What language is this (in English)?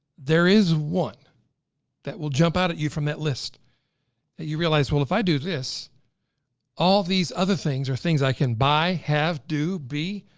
English